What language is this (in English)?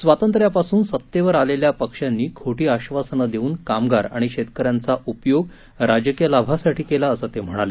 Marathi